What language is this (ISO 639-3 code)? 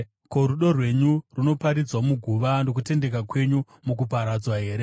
sna